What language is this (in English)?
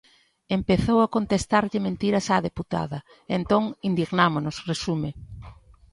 Galician